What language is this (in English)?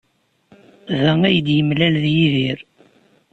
Kabyle